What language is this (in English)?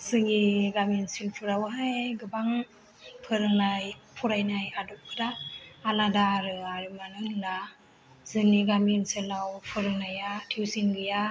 Bodo